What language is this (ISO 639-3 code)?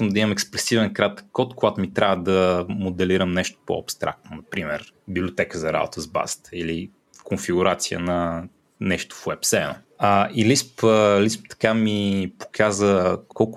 bul